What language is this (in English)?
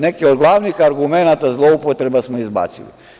Serbian